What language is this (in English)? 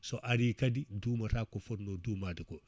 Fula